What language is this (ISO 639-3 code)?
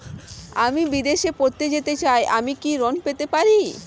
ben